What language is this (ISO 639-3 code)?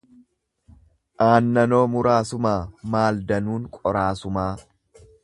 orm